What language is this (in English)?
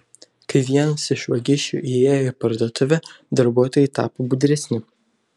Lithuanian